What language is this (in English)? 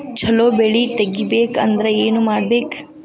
Kannada